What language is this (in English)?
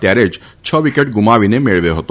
Gujarati